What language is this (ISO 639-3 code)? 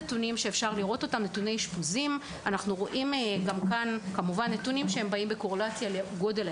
heb